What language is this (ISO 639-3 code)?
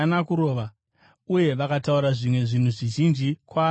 sna